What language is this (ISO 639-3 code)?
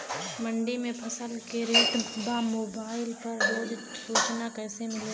bho